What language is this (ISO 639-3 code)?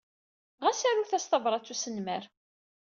kab